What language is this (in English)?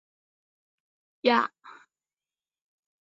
Chinese